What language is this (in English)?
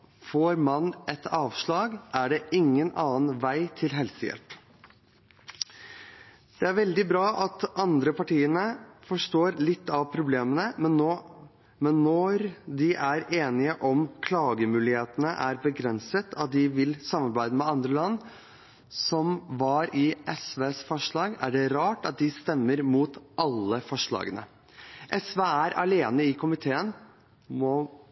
Norwegian Bokmål